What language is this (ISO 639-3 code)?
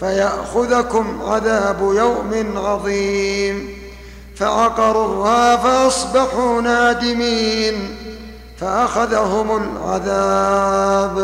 ara